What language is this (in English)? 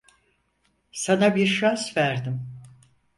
Turkish